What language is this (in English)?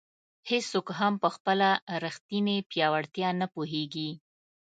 Pashto